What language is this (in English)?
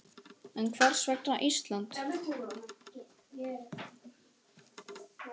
Icelandic